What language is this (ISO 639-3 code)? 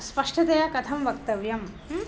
san